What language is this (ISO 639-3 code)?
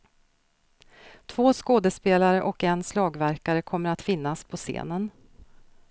swe